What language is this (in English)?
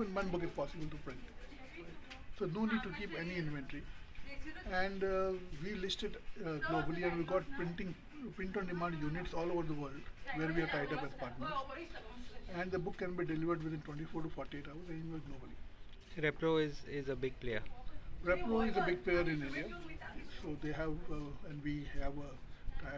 English